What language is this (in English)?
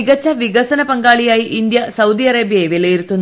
Malayalam